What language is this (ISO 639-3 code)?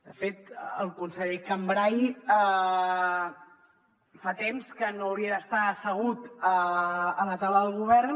cat